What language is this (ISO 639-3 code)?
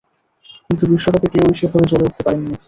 ben